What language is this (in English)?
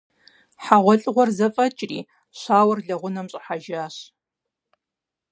Kabardian